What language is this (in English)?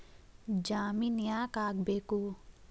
Kannada